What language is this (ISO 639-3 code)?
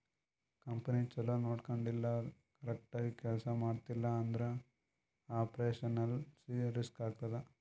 kan